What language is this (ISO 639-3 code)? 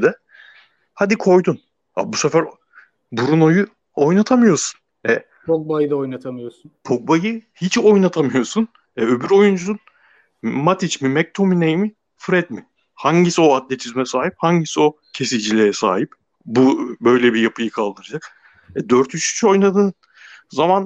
tur